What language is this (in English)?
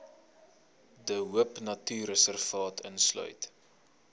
Afrikaans